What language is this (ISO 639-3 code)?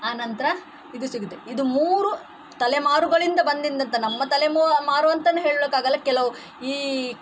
kan